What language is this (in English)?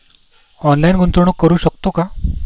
Marathi